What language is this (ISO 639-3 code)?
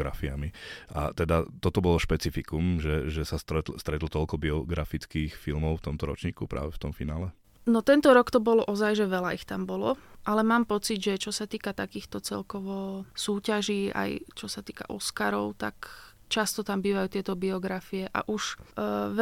slk